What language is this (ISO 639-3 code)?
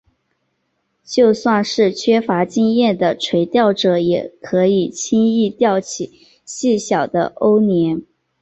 zho